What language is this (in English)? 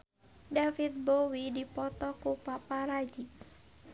Sundanese